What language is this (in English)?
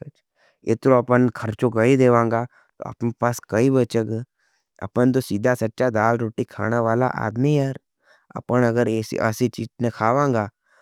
Nimadi